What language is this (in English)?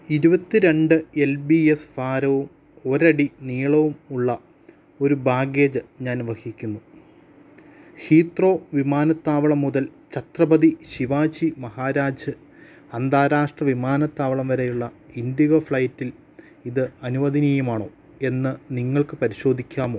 Malayalam